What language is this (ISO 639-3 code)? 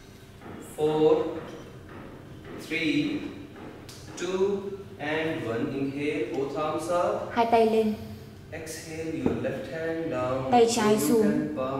vie